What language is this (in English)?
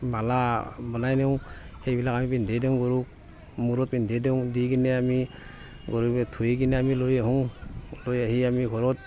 Assamese